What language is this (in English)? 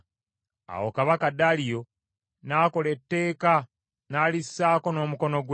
Ganda